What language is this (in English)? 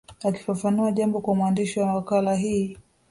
Swahili